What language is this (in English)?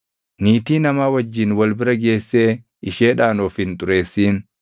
Oromo